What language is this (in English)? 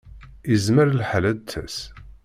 Kabyle